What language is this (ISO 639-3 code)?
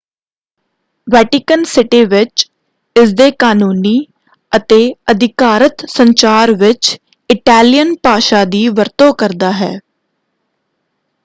pan